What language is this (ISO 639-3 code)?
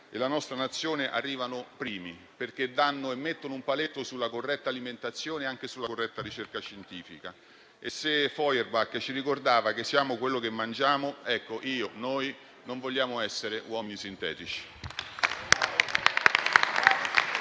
ita